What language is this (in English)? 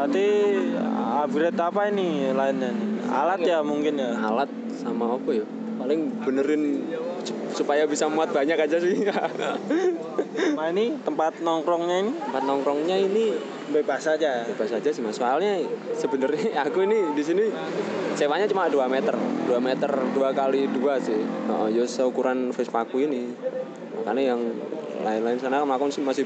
Indonesian